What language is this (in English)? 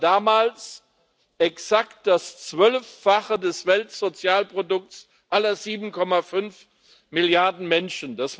German